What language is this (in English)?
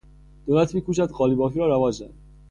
Persian